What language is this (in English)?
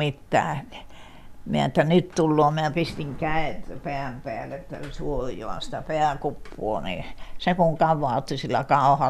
Finnish